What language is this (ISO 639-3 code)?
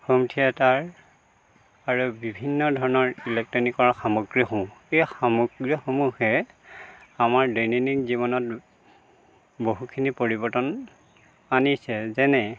asm